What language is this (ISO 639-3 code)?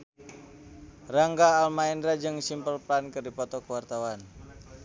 sun